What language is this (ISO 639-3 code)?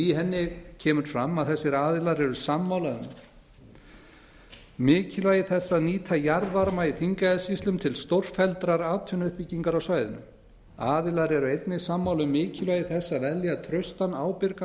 isl